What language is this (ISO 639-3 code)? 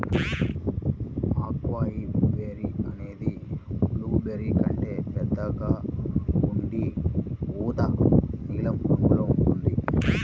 tel